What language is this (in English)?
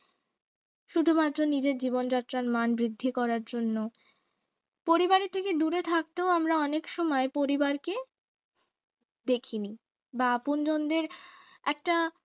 Bangla